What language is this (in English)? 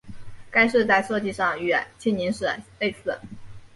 Chinese